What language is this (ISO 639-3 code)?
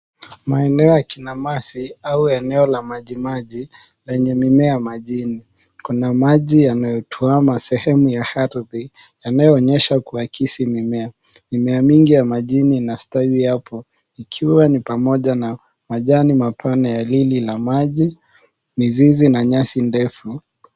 swa